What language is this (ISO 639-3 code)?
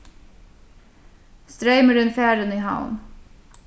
fao